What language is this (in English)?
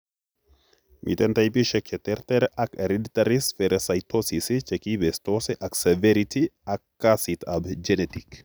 Kalenjin